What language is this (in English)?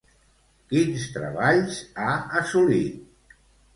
Catalan